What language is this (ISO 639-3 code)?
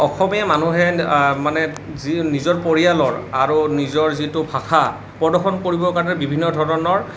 asm